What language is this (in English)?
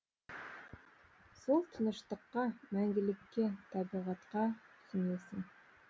Kazakh